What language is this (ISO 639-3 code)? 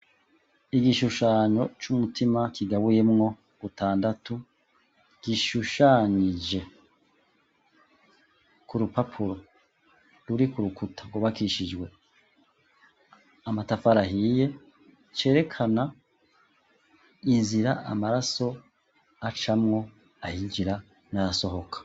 run